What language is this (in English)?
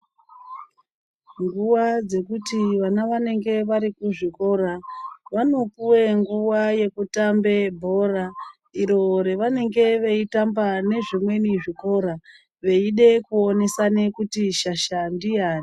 Ndau